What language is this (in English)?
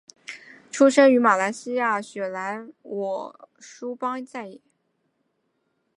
Chinese